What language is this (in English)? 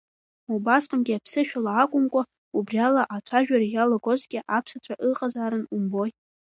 Abkhazian